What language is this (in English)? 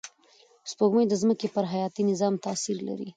Pashto